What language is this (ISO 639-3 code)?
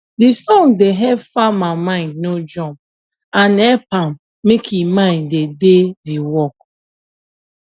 pcm